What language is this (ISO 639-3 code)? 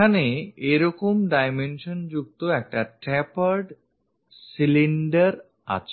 ben